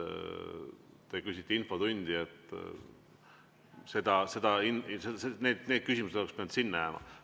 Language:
Estonian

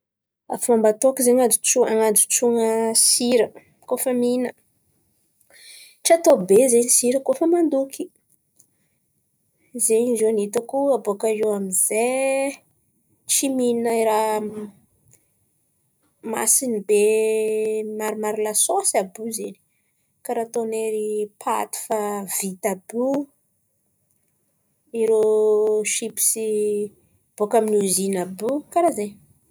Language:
Antankarana Malagasy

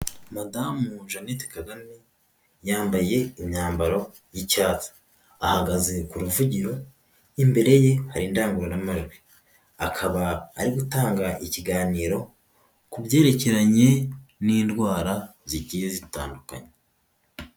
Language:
Kinyarwanda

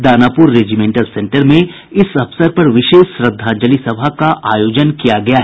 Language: Hindi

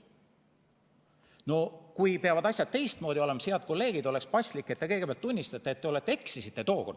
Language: Estonian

